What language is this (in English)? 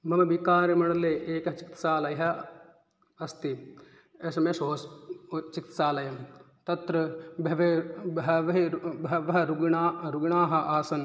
Sanskrit